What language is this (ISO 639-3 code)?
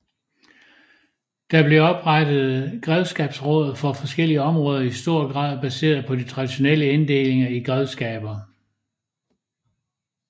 dan